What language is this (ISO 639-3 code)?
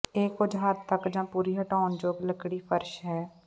pan